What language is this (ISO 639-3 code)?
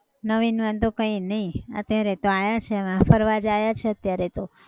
guj